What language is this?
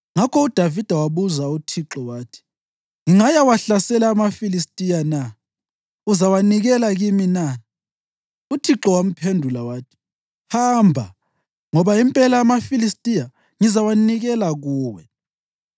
North Ndebele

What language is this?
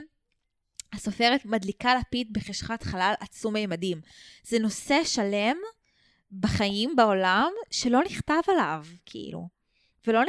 Hebrew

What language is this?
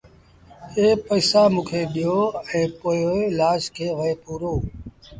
Sindhi Bhil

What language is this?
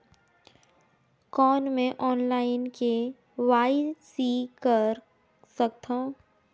Chhattisgarhi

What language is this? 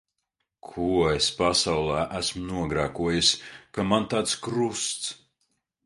Latvian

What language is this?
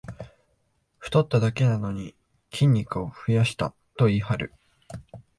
Japanese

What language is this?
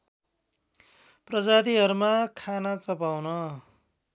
Nepali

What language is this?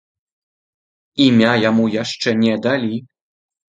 Belarusian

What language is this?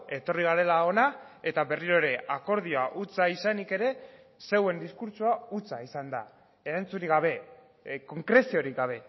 Basque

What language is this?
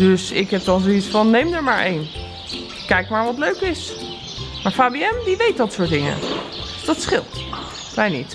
Dutch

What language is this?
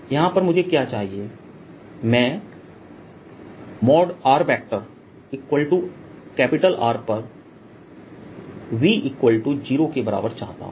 Hindi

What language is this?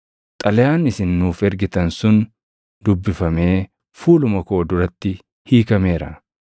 Oromo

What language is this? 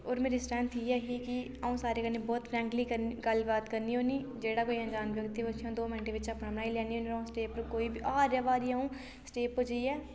Dogri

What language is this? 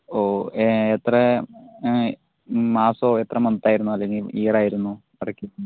Malayalam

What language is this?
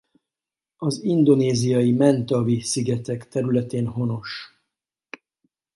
Hungarian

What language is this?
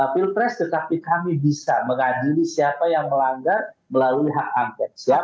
Indonesian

